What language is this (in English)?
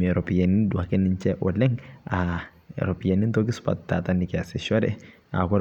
Masai